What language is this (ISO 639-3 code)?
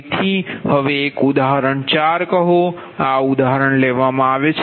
guj